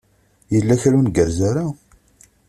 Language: Kabyle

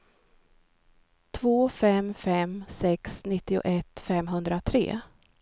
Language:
Swedish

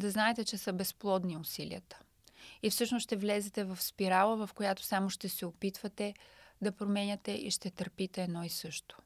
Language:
Bulgarian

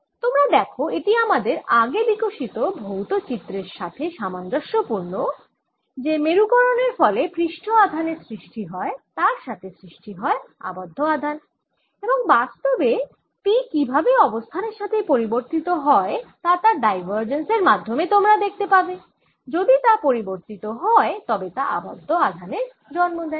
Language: Bangla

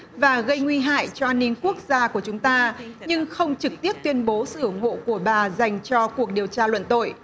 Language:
Vietnamese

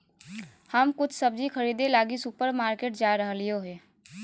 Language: Magahi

